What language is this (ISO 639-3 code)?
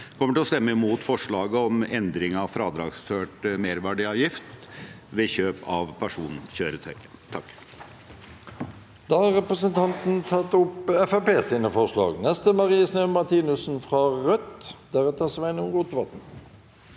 nor